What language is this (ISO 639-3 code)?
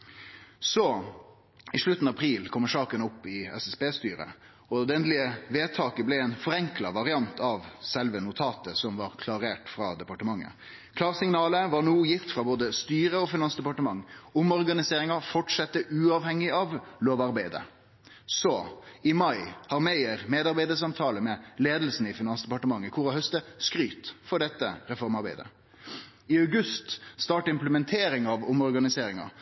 nno